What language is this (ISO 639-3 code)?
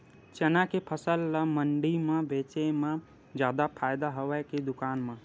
hne